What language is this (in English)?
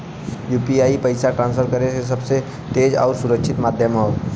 Bhojpuri